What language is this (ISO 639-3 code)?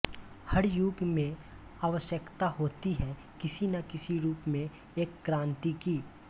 hin